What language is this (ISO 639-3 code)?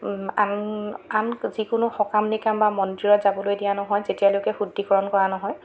asm